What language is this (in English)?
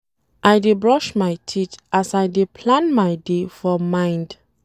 Nigerian Pidgin